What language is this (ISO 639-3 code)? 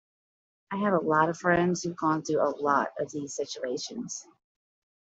eng